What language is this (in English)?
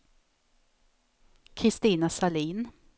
Swedish